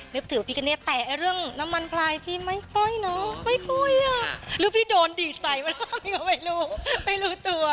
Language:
Thai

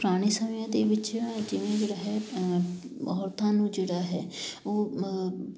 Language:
Punjabi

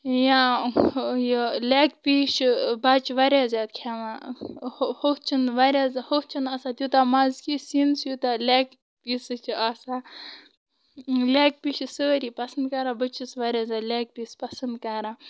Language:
Kashmiri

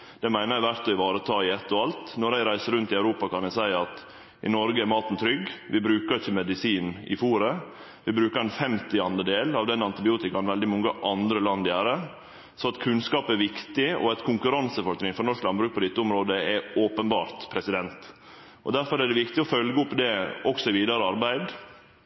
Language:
Norwegian Nynorsk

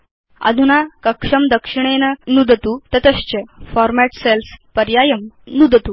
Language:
Sanskrit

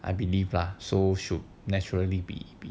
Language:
English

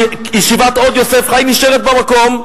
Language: Hebrew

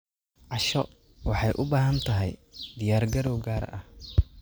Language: Somali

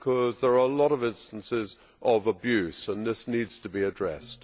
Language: English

